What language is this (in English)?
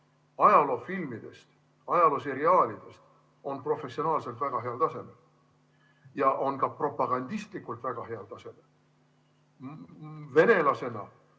Estonian